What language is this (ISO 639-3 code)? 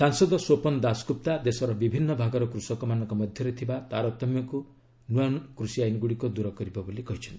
ori